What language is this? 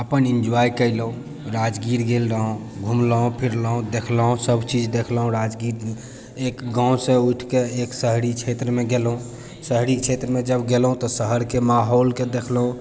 Maithili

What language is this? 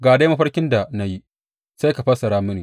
Hausa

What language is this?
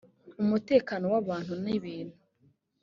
Kinyarwanda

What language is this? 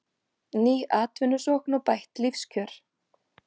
Icelandic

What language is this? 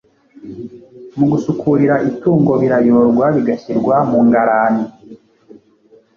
Kinyarwanda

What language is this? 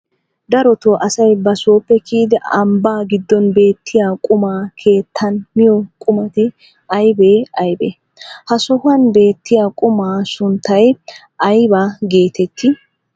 Wolaytta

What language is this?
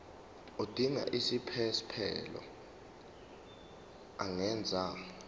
Zulu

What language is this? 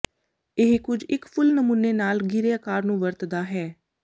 Punjabi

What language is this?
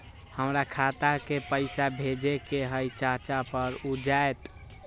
Magahi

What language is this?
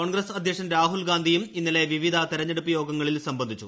Malayalam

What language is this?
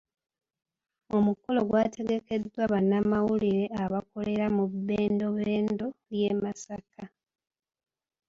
Ganda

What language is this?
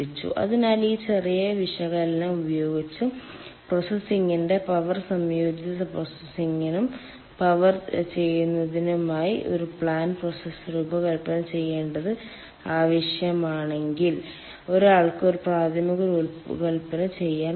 Malayalam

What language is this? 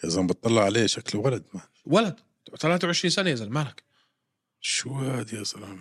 Arabic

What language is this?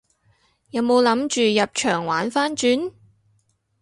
Cantonese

